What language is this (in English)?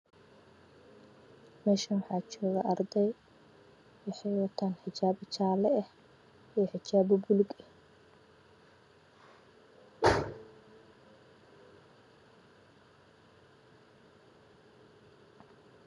Somali